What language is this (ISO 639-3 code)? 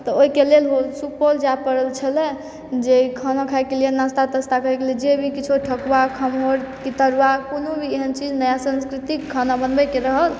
mai